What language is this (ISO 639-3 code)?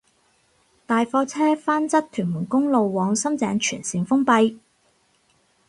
yue